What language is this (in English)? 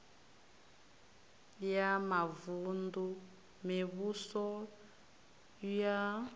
Venda